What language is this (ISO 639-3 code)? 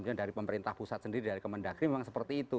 ind